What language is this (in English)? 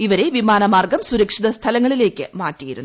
Malayalam